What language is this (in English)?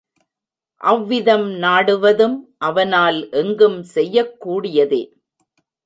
Tamil